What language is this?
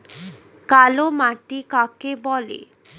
Bangla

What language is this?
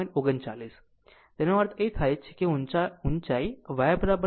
Gujarati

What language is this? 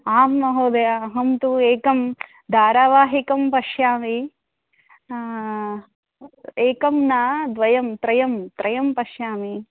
Sanskrit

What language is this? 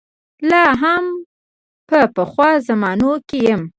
Pashto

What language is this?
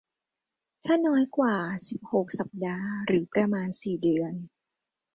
Thai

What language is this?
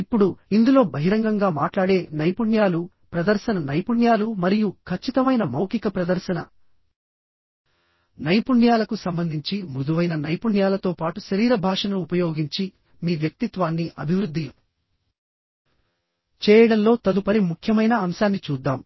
Telugu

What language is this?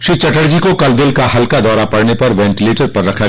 Hindi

